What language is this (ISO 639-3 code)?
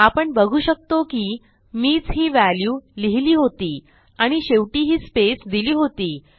mar